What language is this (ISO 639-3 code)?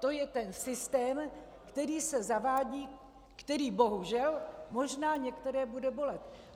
ces